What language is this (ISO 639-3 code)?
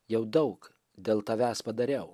lit